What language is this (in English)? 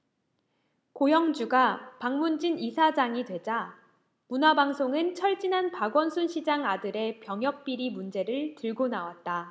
Korean